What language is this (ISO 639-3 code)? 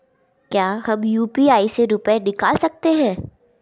hin